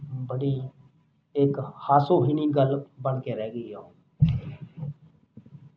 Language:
Punjabi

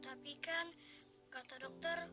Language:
Indonesian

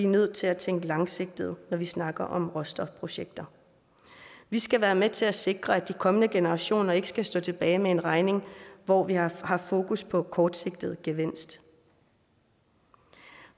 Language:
Danish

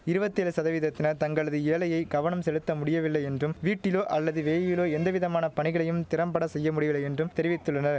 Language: Tamil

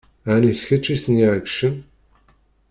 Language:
Kabyle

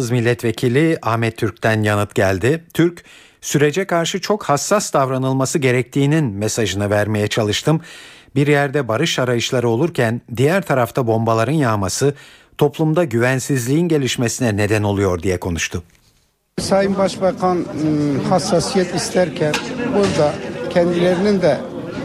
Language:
Turkish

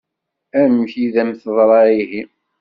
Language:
Kabyle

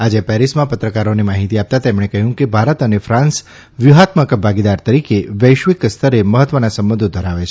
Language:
Gujarati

